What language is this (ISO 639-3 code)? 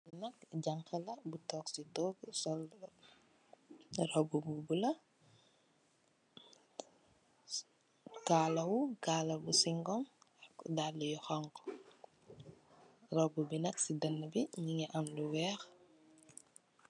wol